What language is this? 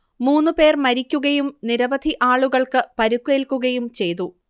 Malayalam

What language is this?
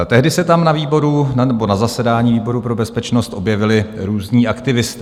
Czech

